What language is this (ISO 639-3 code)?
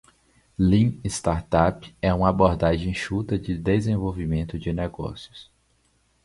por